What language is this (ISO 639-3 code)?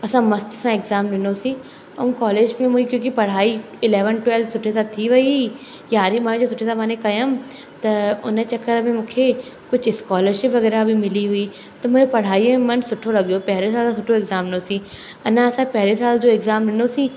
snd